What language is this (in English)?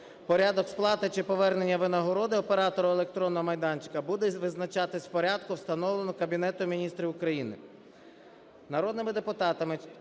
Ukrainian